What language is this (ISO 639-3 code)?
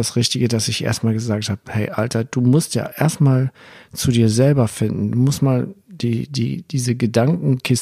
deu